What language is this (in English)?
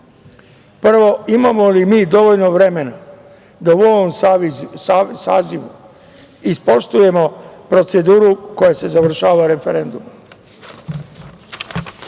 Serbian